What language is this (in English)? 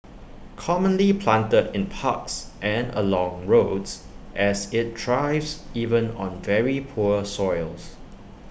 English